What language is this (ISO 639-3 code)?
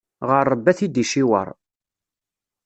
kab